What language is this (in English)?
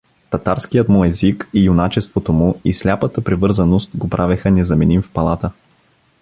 Bulgarian